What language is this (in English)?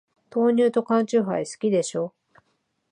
Japanese